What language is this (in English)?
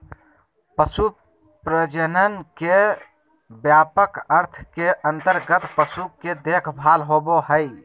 Magahi